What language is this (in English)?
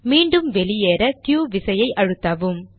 Tamil